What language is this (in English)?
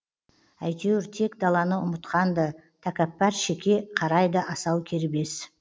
Kazakh